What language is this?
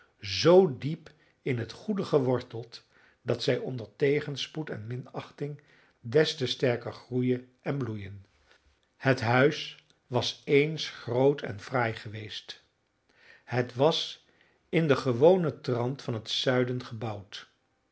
Dutch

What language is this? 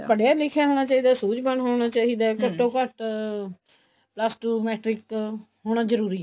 Punjabi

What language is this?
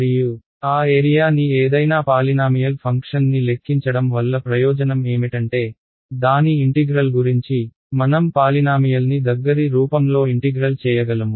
Telugu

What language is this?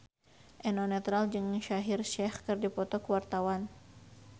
Sundanese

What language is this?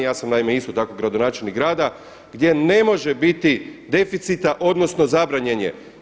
Croatian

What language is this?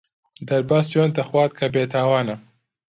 Central Kurdish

